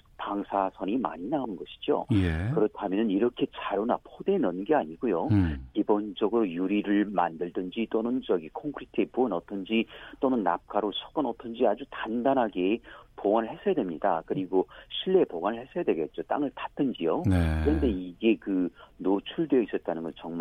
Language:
Korean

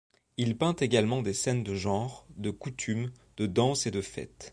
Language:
French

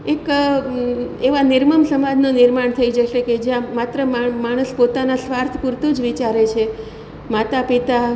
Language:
Gujarati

